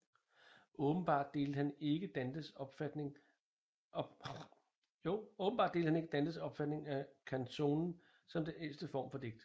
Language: Danish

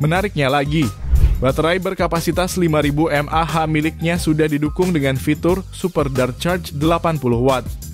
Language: Indonesian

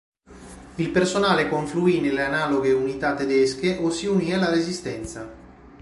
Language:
Italian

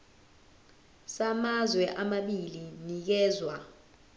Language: Zulu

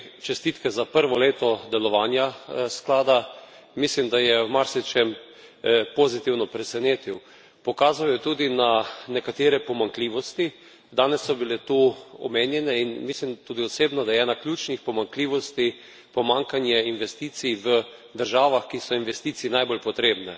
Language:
Slovenian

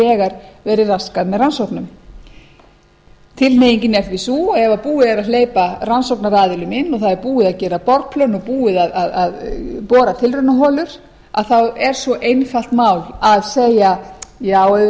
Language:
Icelandic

